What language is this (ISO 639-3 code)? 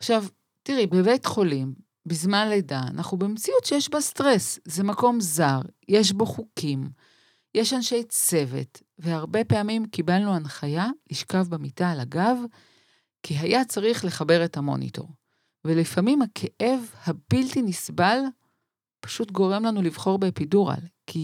heb